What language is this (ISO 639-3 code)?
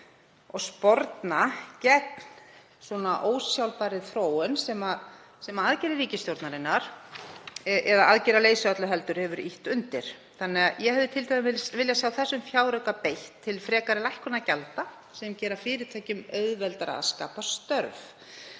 isl